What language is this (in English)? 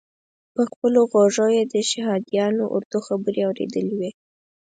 Pashto